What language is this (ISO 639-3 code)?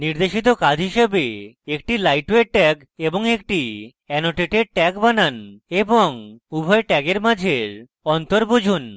ben